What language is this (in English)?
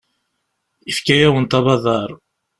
Kabyle